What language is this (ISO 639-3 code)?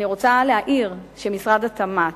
heb